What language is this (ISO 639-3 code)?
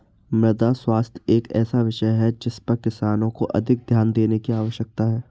hin